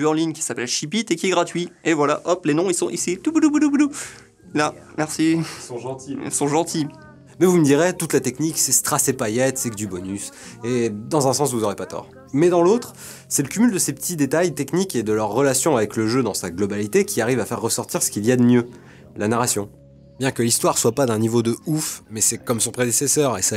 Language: French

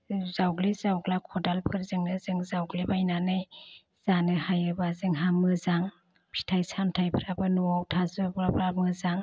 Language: Bodo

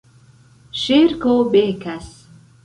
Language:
Esperanto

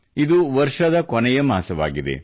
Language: Kannada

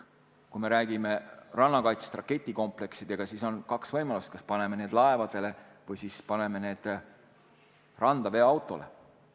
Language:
Estonian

